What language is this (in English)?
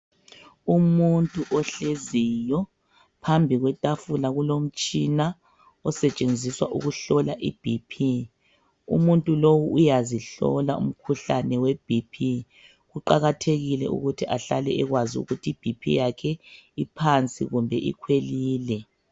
North Ndebele